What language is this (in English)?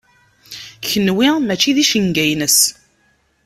Kabyle